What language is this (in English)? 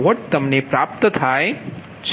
Gujarati